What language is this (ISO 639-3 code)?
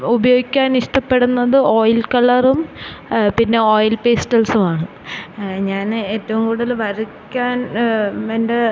mal